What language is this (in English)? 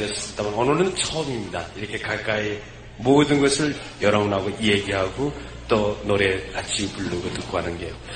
Korean